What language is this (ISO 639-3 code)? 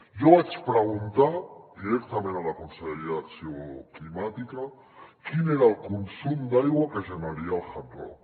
cat